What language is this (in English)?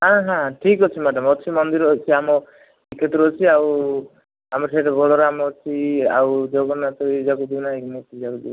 Odia